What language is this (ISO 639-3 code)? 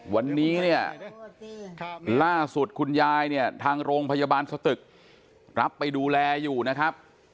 tha